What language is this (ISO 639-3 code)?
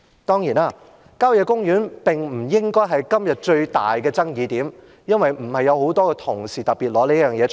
yue